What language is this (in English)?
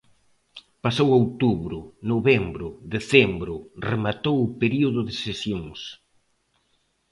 Galician